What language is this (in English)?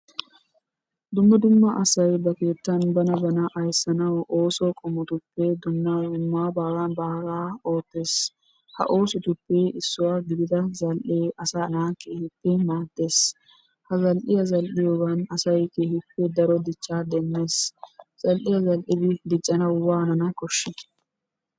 Wolaytta